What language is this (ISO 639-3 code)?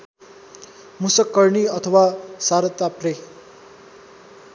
nep